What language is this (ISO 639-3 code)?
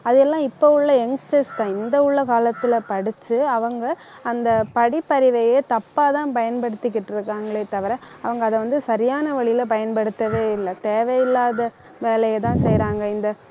tam